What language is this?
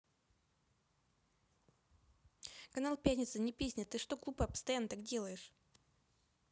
Russian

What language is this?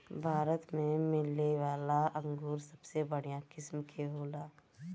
Bhojpuri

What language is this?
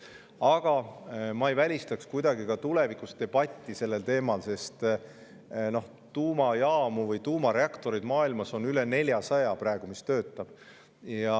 Estonian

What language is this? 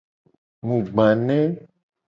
Gen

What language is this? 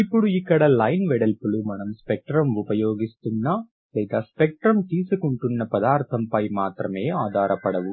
Telugu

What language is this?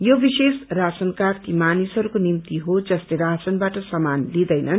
Nepali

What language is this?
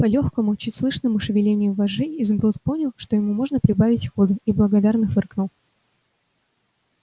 Russian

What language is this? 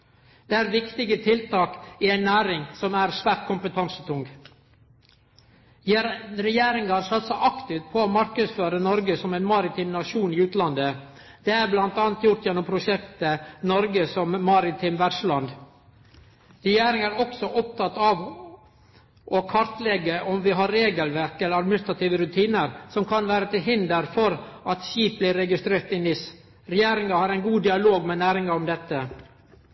Norwegian Nynorsk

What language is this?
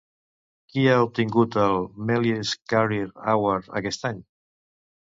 Catalan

